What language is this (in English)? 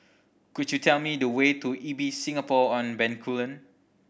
English